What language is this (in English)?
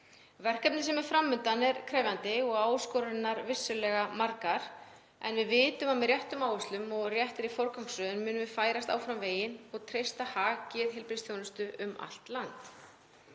Icelandic